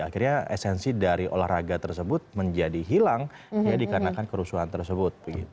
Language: Indonesian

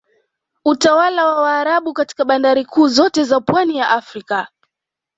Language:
Swahili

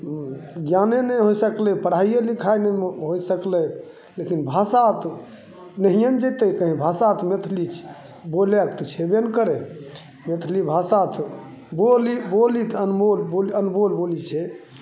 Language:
Maithili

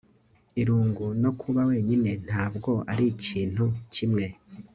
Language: Kinyarwanda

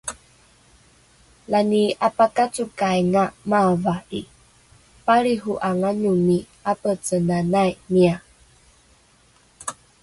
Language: Rukai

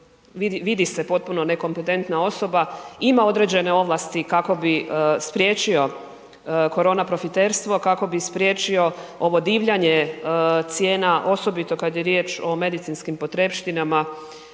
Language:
Croatian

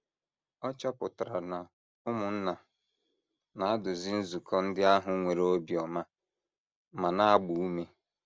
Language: Igbo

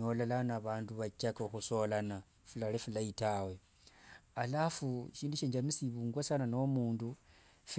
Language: Wanga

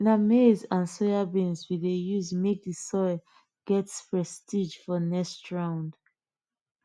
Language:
Nigerian Pidgin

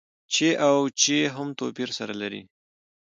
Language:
Pashto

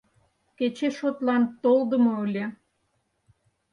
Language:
Mari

